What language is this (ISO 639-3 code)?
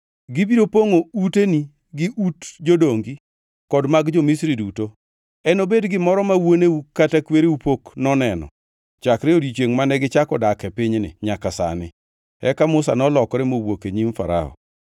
luo